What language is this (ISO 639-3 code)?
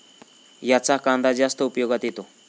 mar